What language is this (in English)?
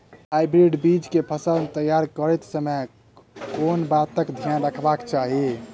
Maithili